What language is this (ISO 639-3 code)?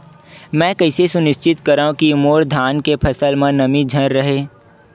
hne